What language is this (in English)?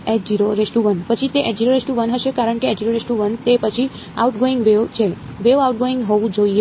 Gujarati